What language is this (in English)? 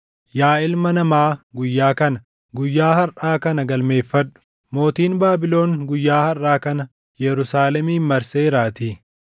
Oromo